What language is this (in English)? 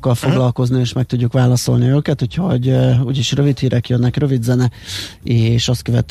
Hungarian